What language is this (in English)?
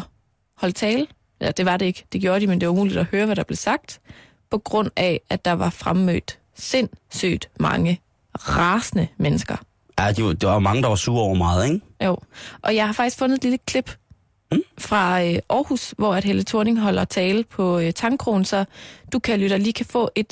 Danish